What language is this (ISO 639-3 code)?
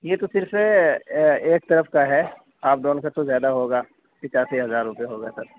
urd